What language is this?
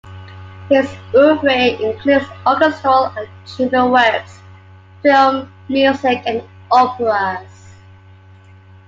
English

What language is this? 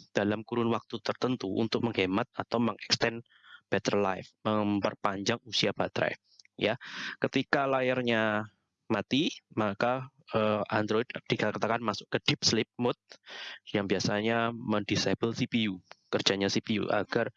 Indonesian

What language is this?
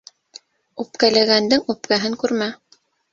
Bashkir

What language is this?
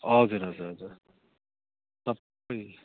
Nepali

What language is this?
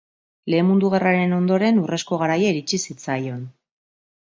Basque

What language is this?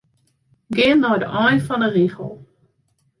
Western Frisian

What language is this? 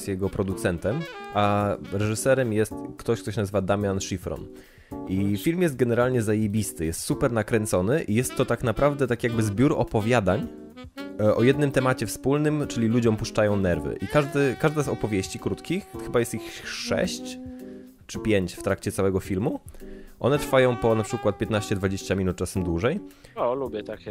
Polish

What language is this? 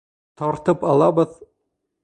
Bashkir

